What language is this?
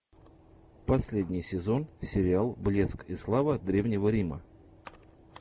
Russian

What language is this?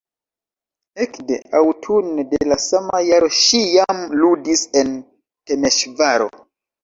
Esperanto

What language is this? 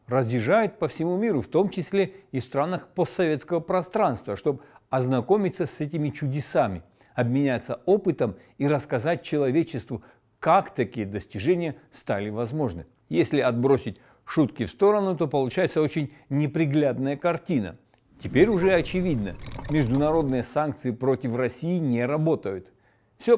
Russian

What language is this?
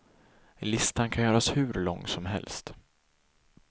Swedish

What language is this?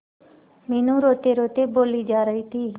Hindi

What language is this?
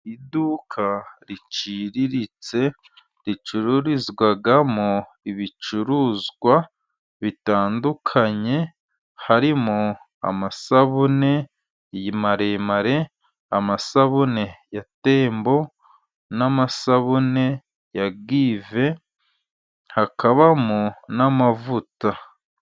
Kinyarwanda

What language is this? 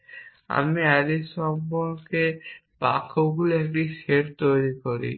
Bangla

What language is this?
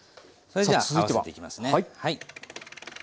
Japanese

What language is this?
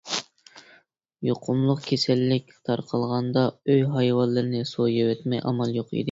Uyghur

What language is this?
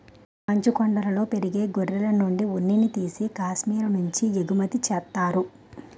Telugu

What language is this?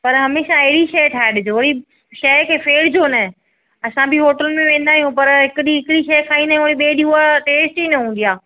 Sindhi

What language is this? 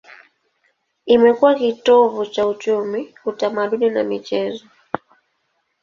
Swahili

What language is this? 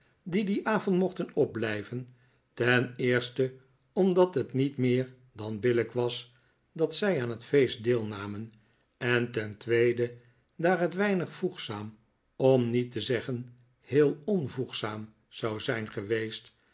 Dutch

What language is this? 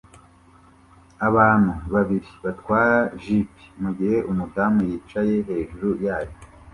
Kinyarwanda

